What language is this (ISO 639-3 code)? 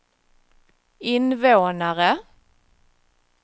swe